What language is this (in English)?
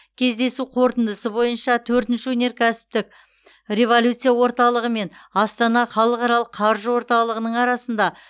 Kazakh